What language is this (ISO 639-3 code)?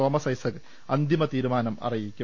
mal